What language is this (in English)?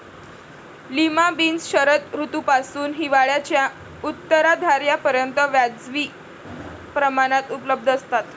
Marathi